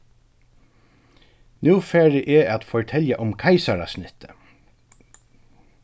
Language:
Faroese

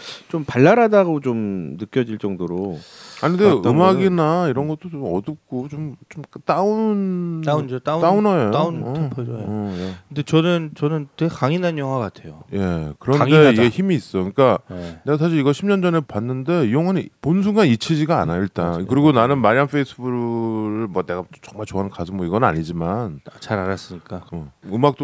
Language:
Korean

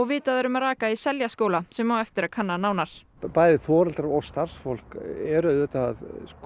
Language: Icelandic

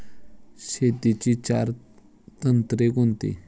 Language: Marathi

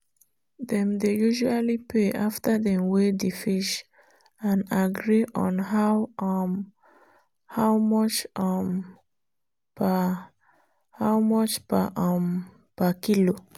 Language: Nigerian Pidgin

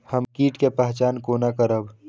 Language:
Maithili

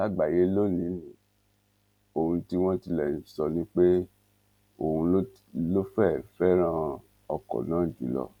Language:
Yoruba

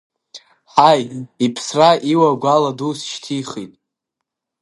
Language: Abkhazian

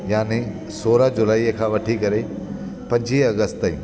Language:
Sindhi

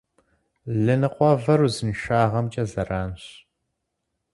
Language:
Kabardian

